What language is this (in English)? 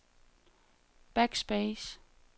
Danish